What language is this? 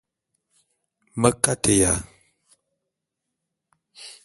Bulu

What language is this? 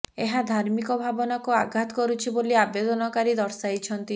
Odia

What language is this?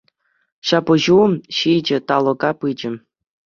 Chuvash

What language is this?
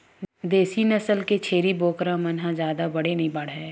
Chhattisgarhi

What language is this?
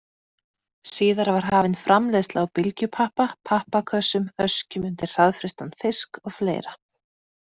Icelandic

